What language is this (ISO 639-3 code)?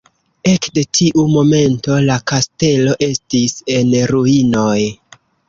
epo